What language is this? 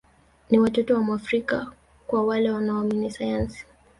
Swahili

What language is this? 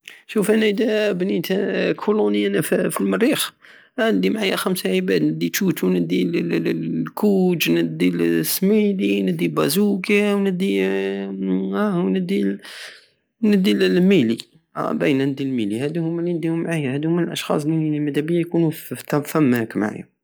Algerian Saharan Arabic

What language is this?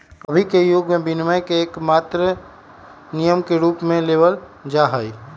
Magahi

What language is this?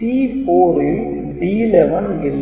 Tamil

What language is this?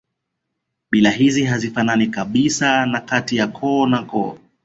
Swahili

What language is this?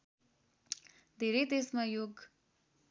Nepali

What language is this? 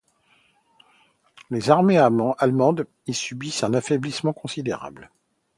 French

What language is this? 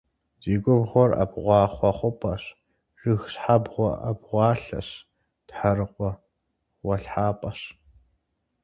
Kabardian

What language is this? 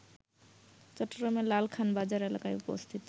Bangla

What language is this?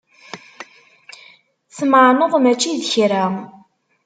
Kabyle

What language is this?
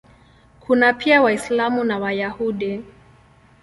Swahili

